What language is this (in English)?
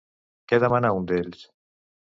Catalan